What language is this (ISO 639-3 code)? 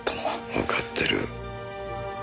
jpn